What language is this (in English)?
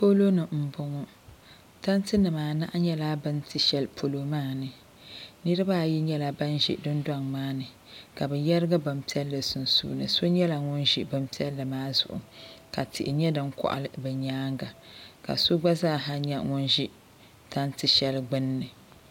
Dagbani